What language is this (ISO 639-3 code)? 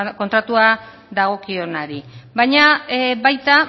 eus